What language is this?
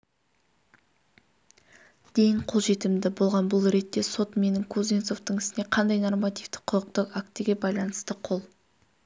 Kazakh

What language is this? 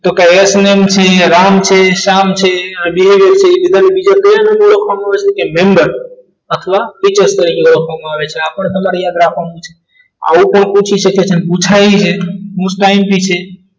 Gujarati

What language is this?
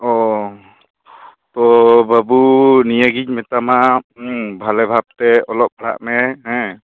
Santali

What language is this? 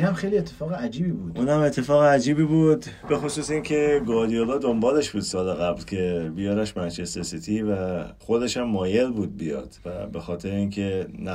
Persian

